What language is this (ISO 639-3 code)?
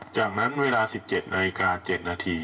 tha